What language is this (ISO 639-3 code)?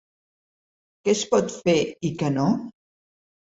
cat